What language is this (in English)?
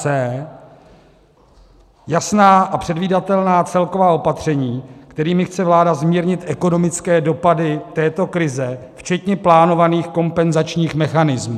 Czech